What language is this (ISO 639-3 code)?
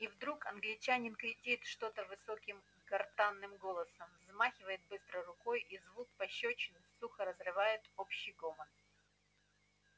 rus